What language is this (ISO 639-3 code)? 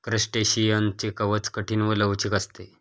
mar